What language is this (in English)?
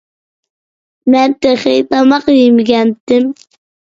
Uyghur